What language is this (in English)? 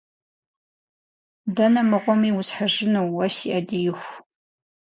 Kabardian